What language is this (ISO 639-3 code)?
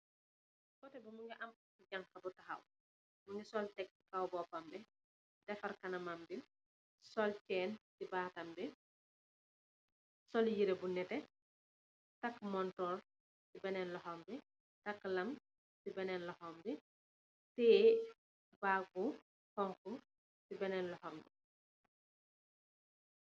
wol